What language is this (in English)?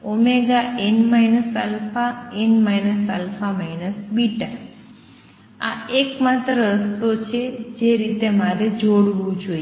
Gujarati